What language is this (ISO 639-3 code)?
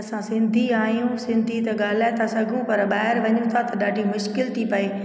snd